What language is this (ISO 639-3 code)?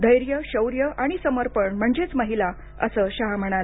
mar